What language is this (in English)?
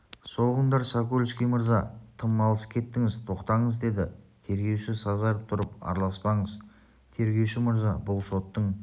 Kazakh